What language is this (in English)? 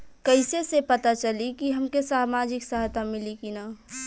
Bhojpuri